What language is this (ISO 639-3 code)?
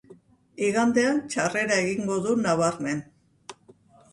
eus